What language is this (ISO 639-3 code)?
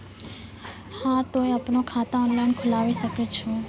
mai